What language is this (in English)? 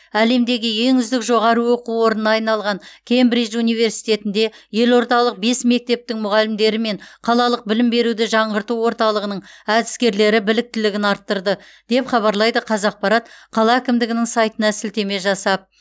Kazakh